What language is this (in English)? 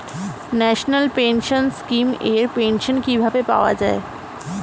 Bangla